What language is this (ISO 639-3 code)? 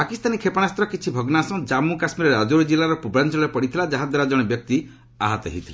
ori